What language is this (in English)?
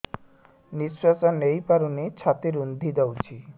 Odia